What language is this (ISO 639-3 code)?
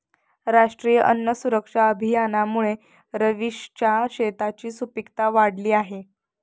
mar